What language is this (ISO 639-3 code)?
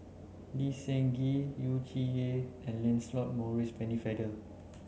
eng